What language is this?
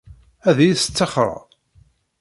Kabyle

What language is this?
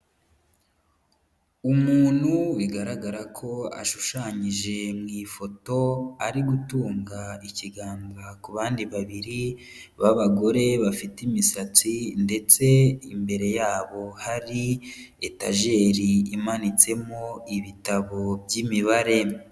Kinyarwanda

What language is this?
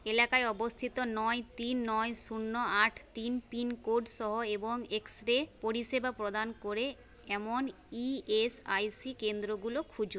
Bangla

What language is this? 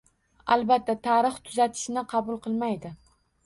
Uzbek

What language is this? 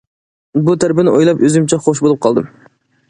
Uyghur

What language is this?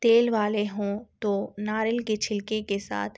Urdu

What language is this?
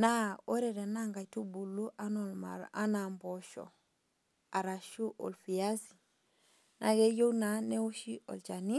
Masai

